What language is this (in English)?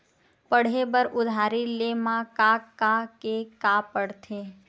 Chhattisgarhi